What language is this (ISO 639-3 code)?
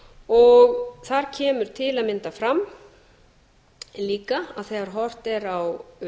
isl